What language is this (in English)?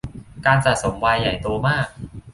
Thai